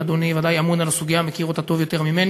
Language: Hebrew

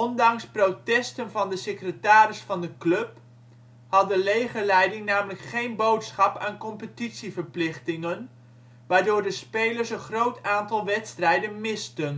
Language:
Dutch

